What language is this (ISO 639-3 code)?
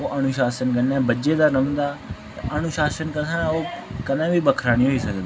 doi